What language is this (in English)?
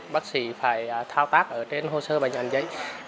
Vietnamese